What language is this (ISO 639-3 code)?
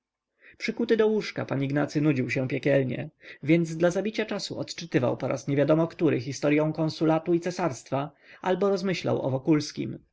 pol